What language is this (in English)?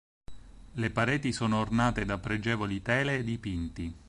Italian